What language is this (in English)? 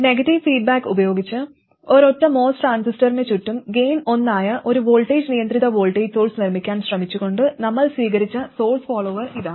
Malayalam